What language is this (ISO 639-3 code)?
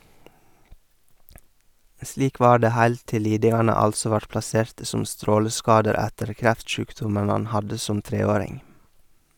nor